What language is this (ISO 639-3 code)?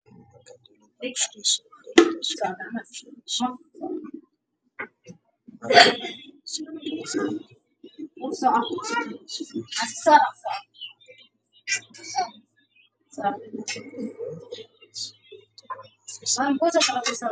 som